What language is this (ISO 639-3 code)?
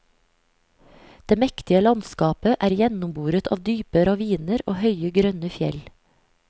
nor